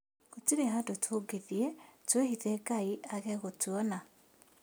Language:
Kikuyu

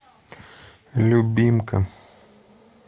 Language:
Russian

